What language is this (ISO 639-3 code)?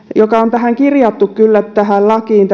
fin